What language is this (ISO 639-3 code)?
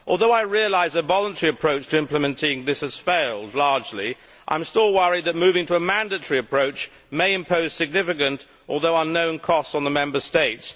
eng